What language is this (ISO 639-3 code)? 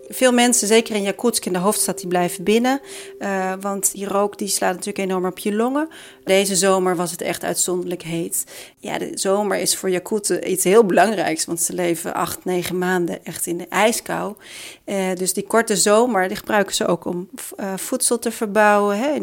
nld